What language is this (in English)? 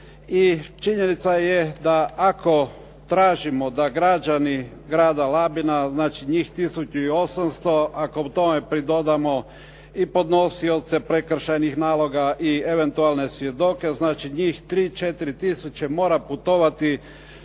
Croatian